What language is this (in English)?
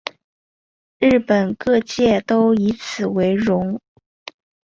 Chinese